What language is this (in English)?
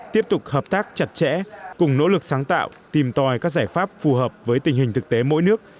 Vietnamese